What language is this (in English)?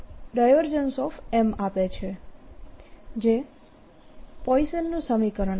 Gujarati